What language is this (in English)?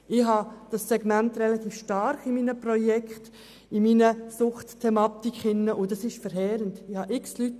Swiss German